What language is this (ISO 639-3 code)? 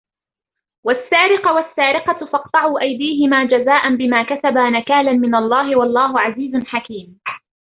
ara